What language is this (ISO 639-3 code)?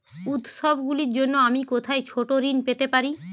ben